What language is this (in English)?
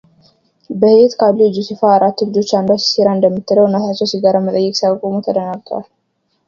Amharic